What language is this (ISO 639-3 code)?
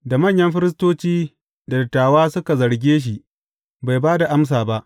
hau